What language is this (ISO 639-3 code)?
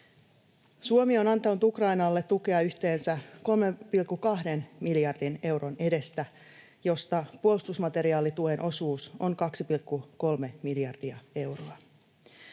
fin